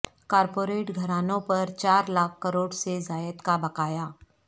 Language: Urdu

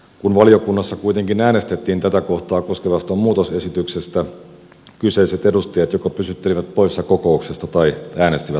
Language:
Finnish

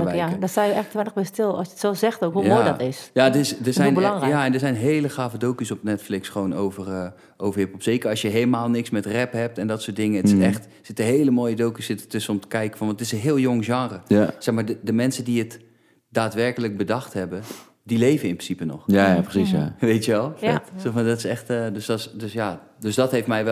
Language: Dutch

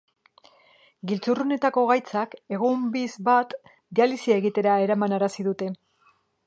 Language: Basque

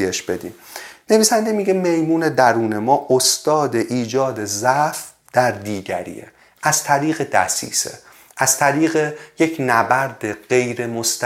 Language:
Persian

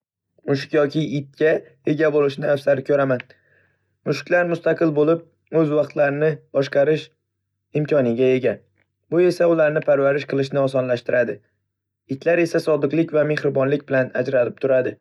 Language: Uzbek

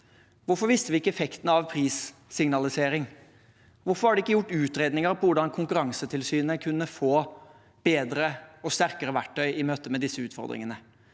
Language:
Norwegian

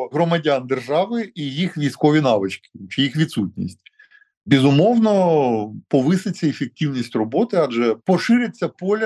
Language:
Ukrainian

